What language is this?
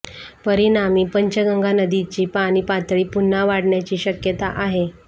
Marathi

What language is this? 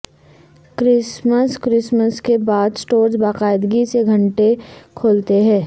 Urdu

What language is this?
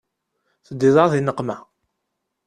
Kabyle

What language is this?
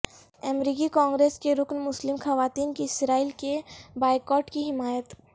Urdu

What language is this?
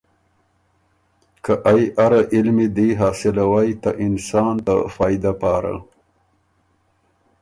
Ormuri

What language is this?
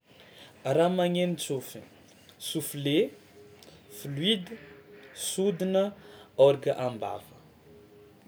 Tsimihety Malagasy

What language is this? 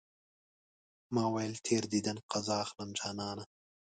Pashto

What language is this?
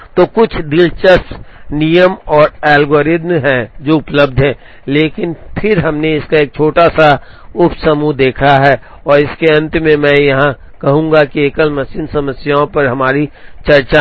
Hindi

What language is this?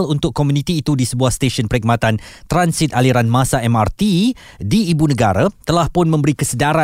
Malay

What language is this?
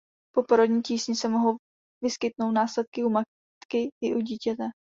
Czech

